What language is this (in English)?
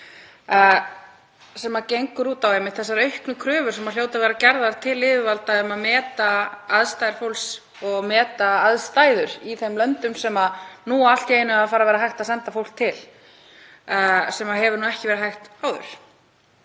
Icelandic